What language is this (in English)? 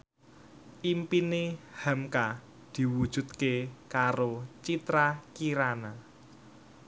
Javanese